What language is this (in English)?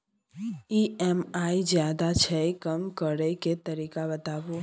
Maithili